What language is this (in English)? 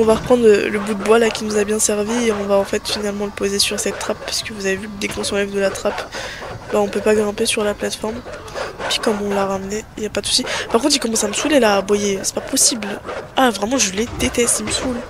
French